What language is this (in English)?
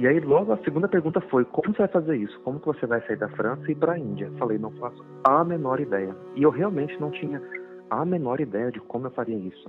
Portuguese